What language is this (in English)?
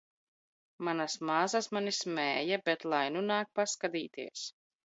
Latvian